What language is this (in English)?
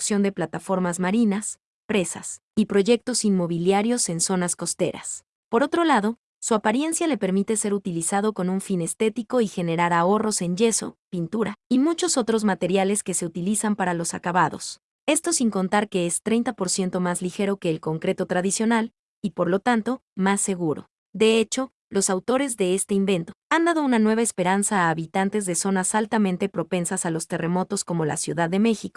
Spanish